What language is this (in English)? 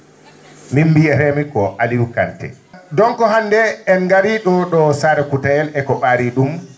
Fula